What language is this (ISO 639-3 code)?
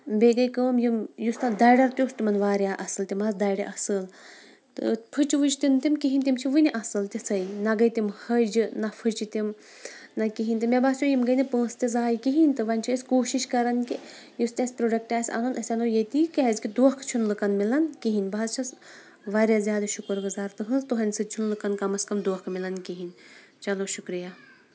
kas